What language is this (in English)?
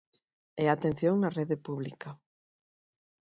Galician